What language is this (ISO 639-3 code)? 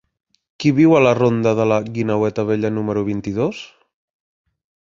cat